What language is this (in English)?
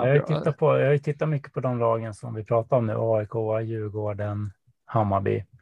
Swedish